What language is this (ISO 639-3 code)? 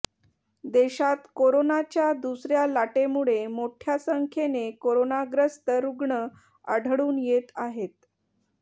mar